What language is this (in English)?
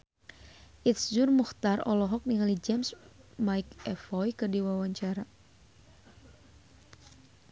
Sundanese